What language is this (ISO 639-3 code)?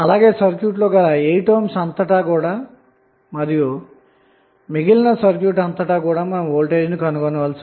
tel